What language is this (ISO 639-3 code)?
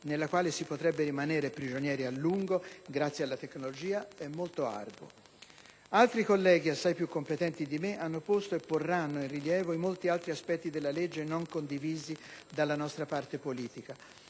ita